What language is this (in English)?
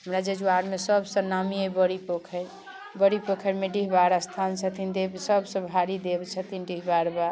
Maithili